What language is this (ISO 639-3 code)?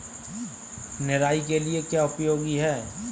hin